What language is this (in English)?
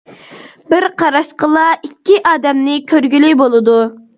Uyghur